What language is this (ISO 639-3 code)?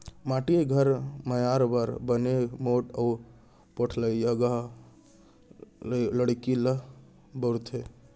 hne